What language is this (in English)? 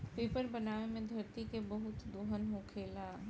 Bhojpuri